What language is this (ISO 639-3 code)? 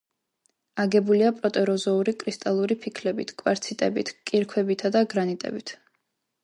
kat